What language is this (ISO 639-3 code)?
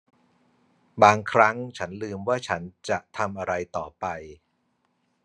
tha